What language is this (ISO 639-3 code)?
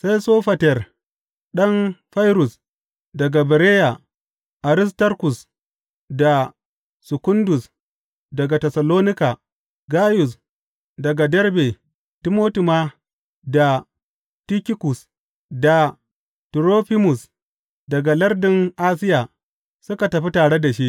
hau